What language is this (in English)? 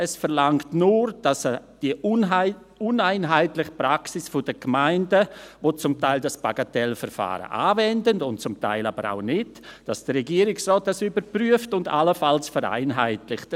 Swiss German